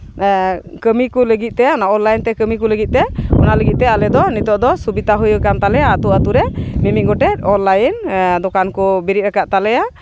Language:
Santali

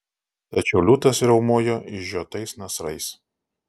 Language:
Lithuanian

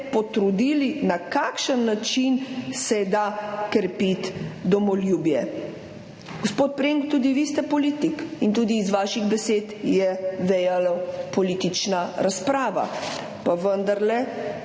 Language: Slovenian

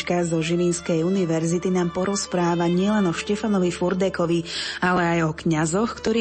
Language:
Slovak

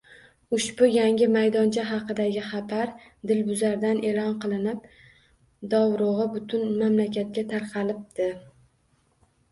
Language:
Uzbek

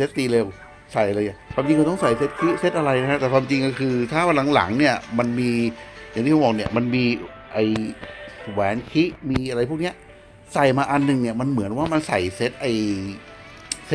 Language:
Thai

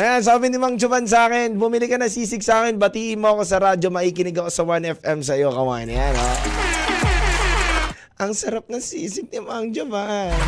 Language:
Filipino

